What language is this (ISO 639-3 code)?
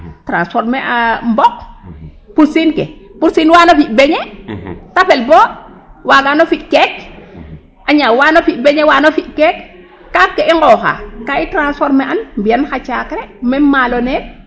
srr